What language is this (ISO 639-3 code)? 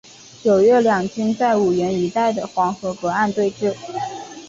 zho